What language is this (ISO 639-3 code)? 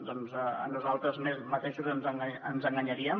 cat